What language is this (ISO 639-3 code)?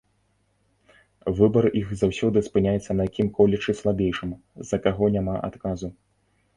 bel